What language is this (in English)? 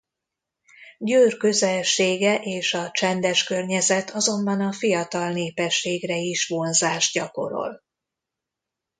Hungarian